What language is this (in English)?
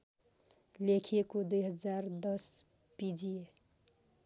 Nepali